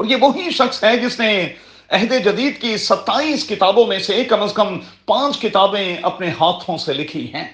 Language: Urdu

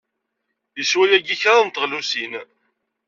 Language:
Kabyle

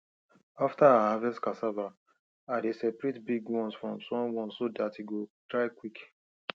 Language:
Nigerian Pidgin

